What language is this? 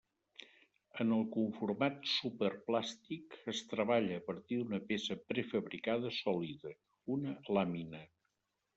Catalan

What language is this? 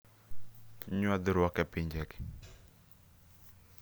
Luo (Kenya and Tanzania)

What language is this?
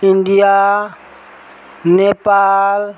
Nepali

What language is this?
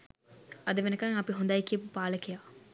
Sinhala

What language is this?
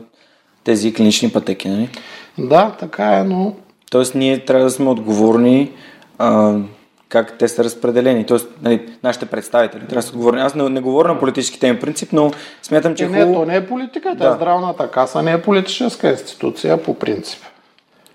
Bulgarian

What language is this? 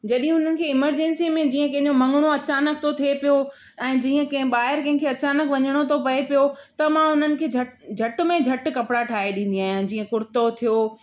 Sindhi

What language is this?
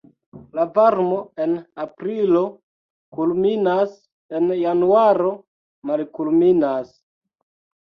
Esperanto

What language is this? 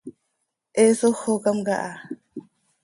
Seri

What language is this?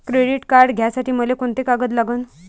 Marathi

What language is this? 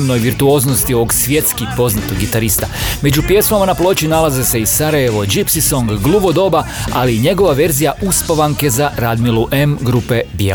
Croatian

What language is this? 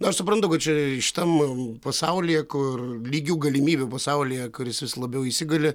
Lithuanian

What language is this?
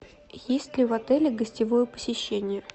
Russian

